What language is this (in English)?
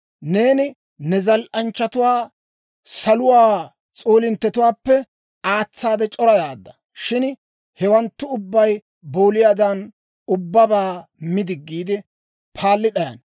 Dawro